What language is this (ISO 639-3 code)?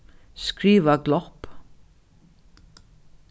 fao